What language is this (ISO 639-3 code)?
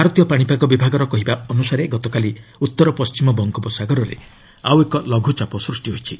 ori